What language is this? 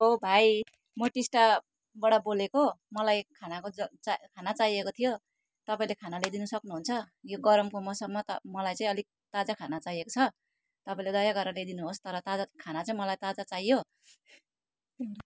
Nepali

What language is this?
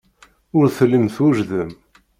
Kabyle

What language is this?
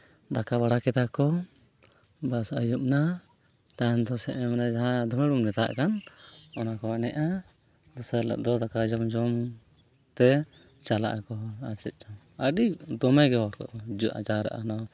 Santali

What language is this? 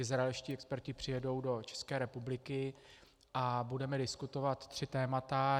Czech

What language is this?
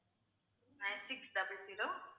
Tamil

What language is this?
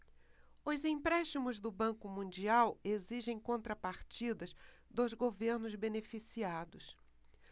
Portuguese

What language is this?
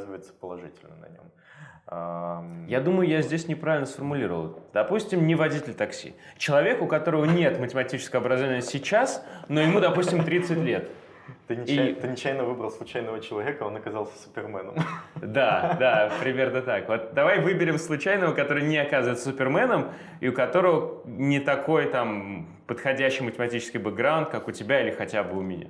Russian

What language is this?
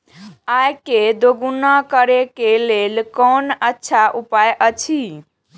Maithili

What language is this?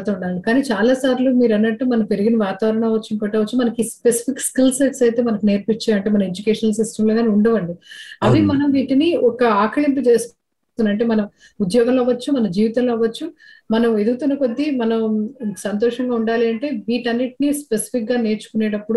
Telugu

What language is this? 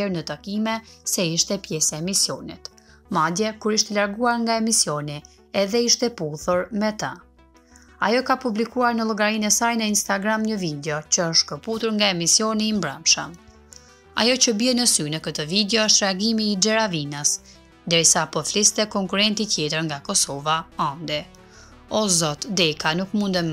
Romanian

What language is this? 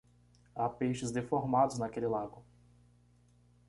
Portuguese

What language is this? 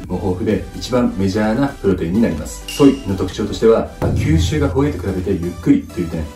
Japanese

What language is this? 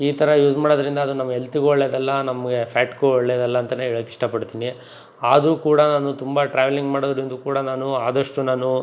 Kannada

